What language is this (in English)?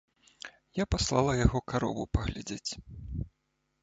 Belarusian